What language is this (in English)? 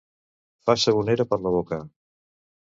Catalan